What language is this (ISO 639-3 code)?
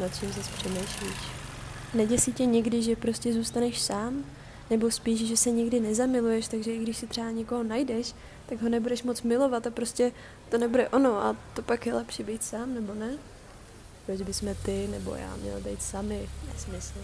ces